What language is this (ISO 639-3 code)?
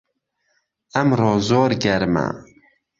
ckb